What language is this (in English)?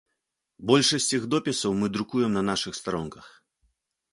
Belarusian